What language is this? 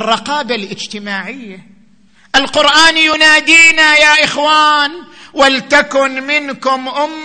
Arabic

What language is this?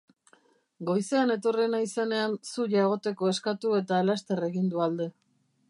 Basque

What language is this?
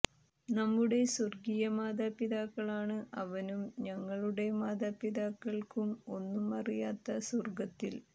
Malayalam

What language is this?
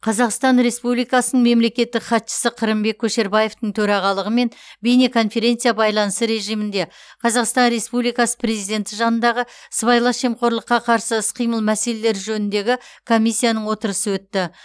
Kazakh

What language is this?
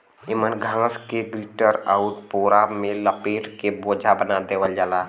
Bhojpuri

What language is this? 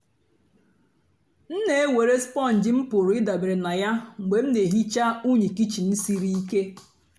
Igbo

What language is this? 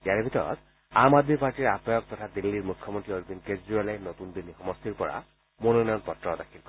Assamese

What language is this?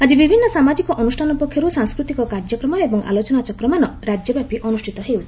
Odia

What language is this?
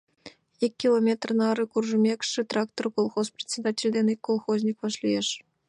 Mari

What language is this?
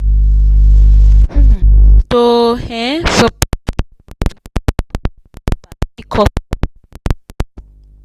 Nigerian Pidgin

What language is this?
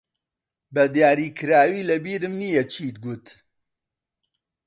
Central Kurdish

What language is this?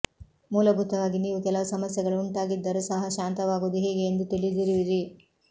Kannada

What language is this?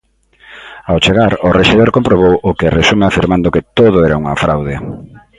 Galician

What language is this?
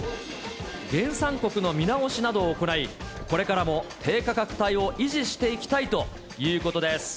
Japanese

